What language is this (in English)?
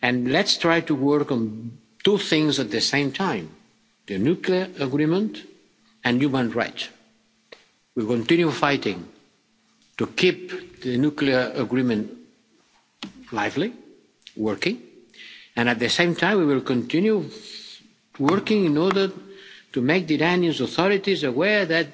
English